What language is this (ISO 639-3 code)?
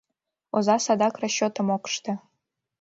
chm